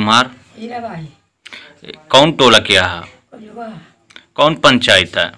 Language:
Hindi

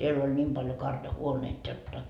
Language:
Finnish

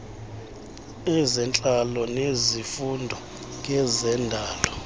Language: Xhosa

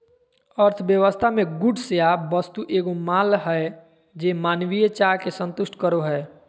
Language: Magahi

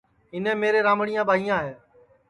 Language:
Sansi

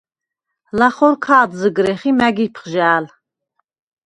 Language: Svan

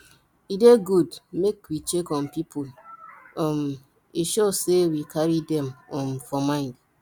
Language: Nigerian Pidgin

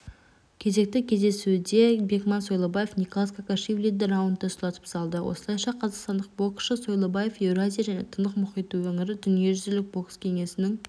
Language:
Kazakh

